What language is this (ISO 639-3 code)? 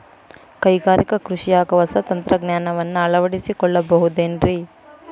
kan